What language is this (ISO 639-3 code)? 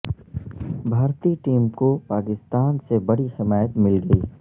urd